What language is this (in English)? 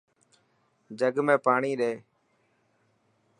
Dhatki